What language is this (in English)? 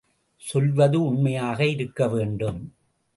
Tamil